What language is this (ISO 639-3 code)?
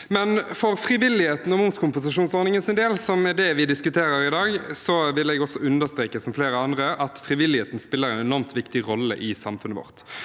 nor